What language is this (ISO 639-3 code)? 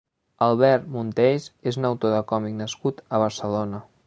cat